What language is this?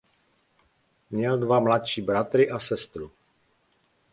Czech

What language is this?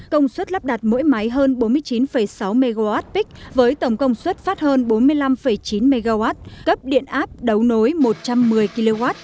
Vietnamese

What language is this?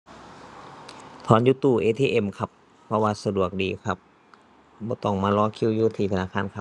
Thai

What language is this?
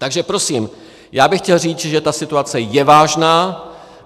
Czech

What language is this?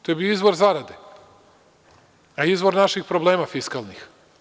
Serbian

